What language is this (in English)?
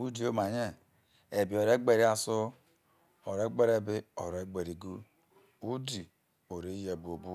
Isoko